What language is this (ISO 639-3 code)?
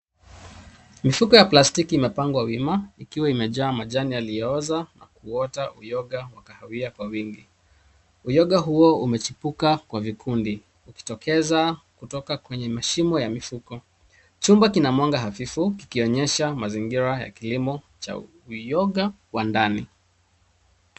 swa